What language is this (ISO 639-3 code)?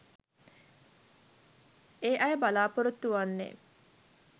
sin